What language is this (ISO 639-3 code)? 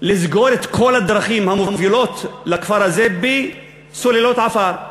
heb